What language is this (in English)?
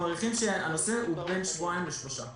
Hebrew